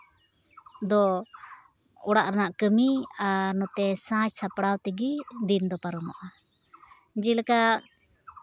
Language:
Santali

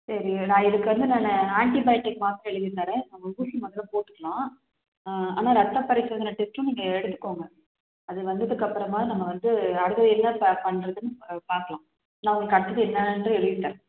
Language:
Tamil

